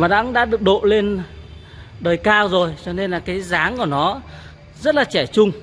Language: Vietnamese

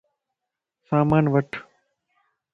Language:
Lasi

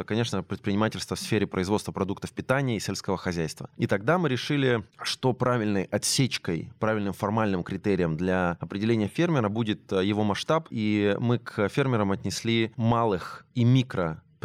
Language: Russian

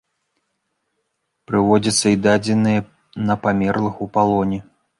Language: Belarusian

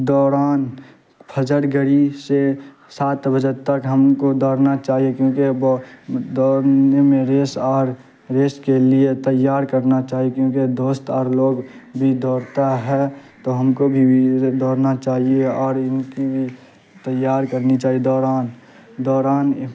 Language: Urdu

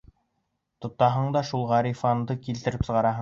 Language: Bashkir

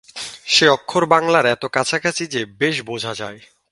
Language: Bangla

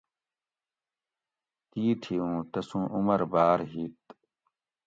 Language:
Gawri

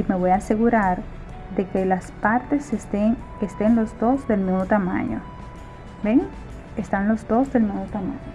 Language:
Spanish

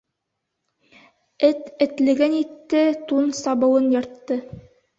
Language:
Bashkir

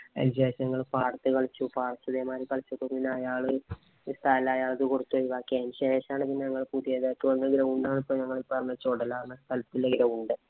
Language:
Malayalam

